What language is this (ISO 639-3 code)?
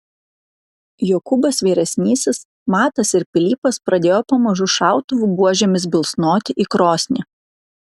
lit